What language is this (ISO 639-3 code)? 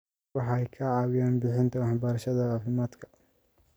som